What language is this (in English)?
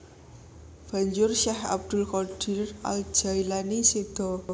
Javanese